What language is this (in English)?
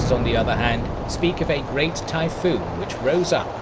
English